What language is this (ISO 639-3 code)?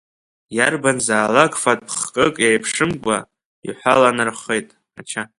abk